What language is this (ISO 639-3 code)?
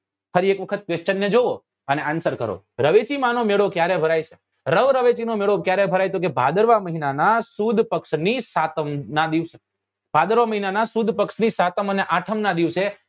guj